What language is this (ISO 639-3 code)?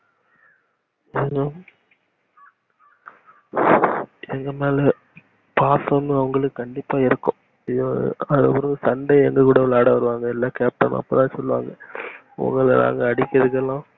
tam